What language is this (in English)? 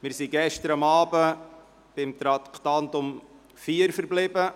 Swiss German